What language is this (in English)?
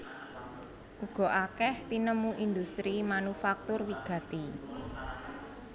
Javanese